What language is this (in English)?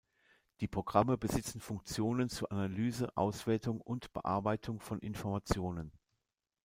German